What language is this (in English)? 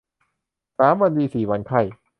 Thai